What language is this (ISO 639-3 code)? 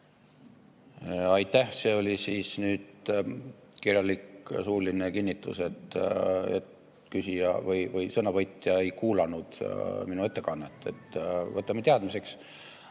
est